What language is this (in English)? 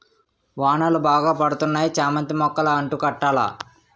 Telugu